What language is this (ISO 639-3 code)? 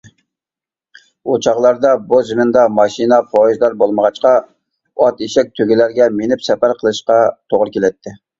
uig